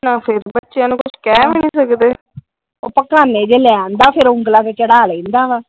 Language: Punjabi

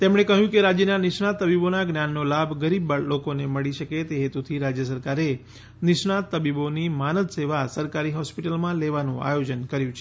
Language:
Gujarati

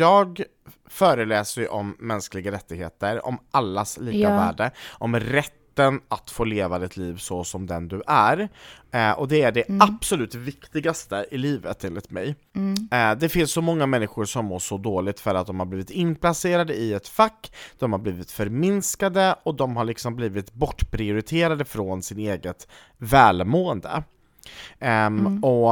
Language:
Swedish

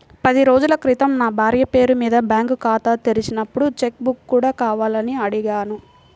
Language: Telugu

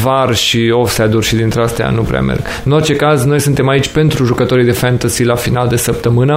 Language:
Romanian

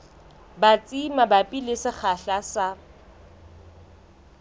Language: Southern Sotho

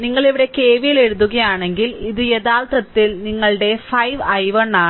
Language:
Malayalam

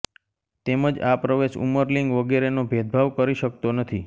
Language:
Gujarati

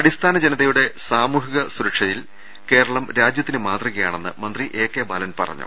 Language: Malayalam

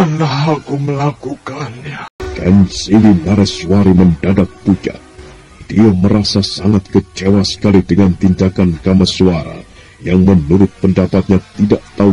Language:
Indonesian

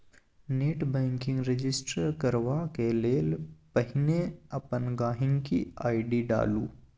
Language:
Maithili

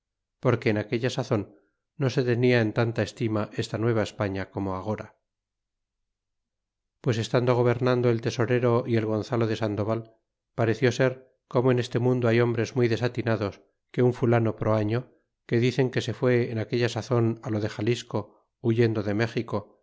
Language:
Spanish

